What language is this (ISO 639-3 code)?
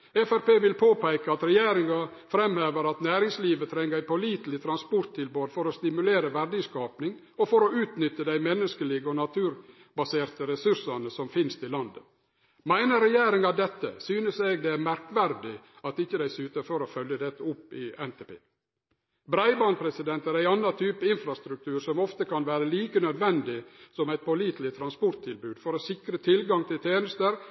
nno